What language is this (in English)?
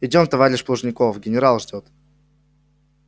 Russian